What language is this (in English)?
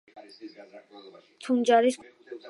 Georgian